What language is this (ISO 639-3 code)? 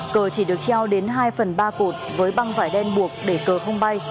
vie